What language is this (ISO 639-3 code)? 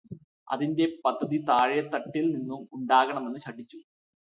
mal